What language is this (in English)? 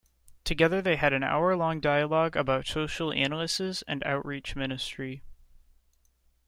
English